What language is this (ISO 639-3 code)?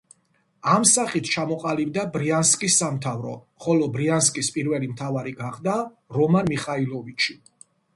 kat